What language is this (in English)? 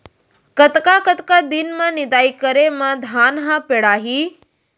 Chhattisgarhi